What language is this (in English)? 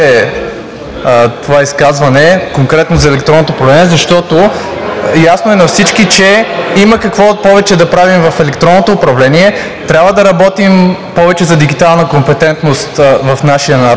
Bulgarian